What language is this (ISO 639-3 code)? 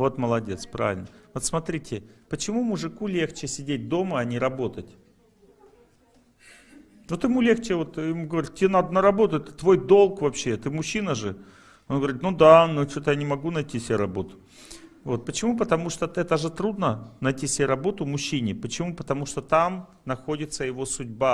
rus